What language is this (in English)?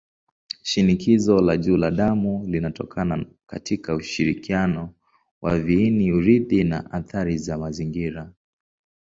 Swahili